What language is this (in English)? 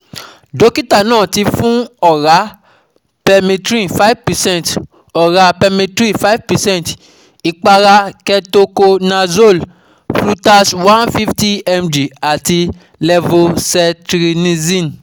Yoruba